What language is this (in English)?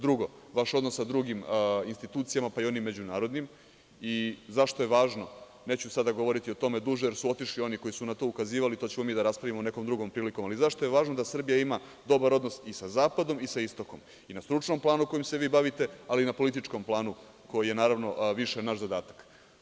Serbian